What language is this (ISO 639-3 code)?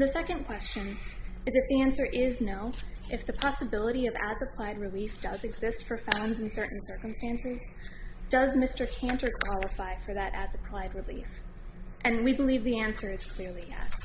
eng